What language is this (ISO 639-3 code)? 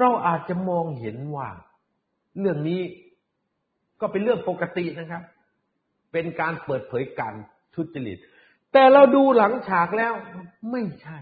tha